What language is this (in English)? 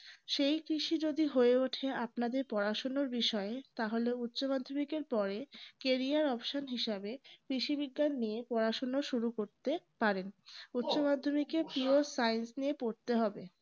Bangla